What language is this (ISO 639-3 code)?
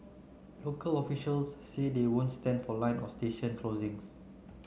eng